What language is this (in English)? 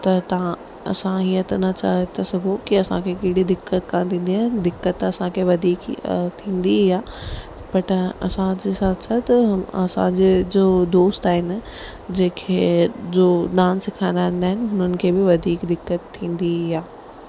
Sindhi